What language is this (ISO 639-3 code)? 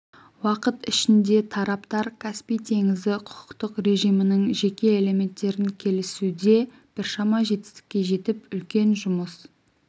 kaz